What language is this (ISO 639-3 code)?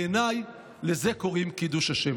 heb